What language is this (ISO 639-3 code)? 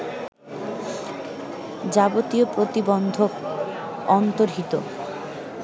ben